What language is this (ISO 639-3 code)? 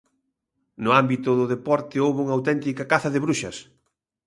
glg